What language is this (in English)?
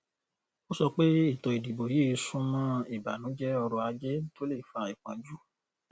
Yoruba